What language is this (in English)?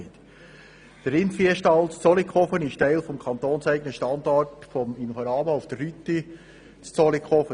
Swiss German